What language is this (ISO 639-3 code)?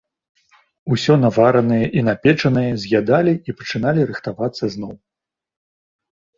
bel